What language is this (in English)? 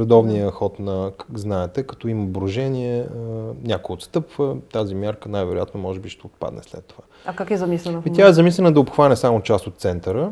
Bulgarian